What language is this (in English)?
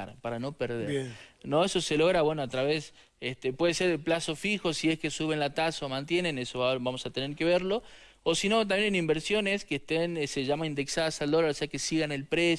Spanish